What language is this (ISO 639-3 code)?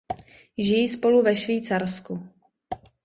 ces